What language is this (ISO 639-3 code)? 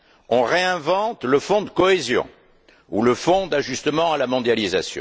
fra